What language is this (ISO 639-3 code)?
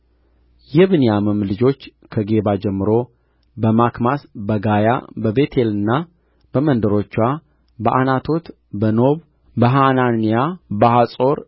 amh